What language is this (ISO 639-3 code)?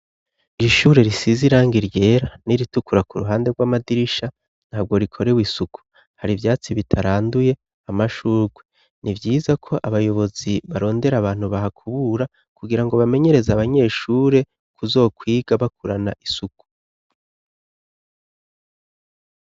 run